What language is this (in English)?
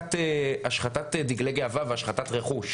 Hebrew